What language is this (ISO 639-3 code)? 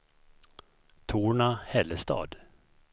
swe